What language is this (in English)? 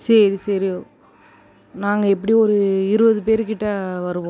Tamil